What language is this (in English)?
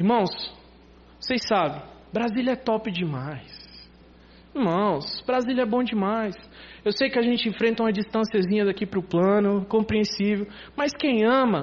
Portuguese